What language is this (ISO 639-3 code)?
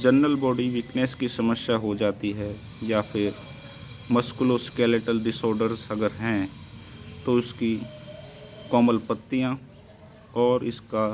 hin